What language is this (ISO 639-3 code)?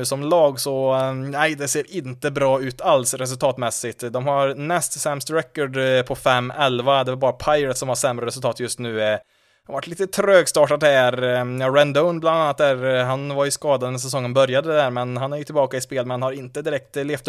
swe